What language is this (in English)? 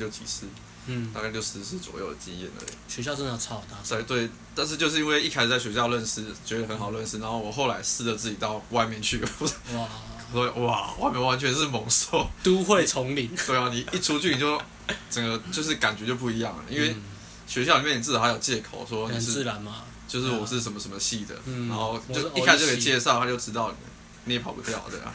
Chinese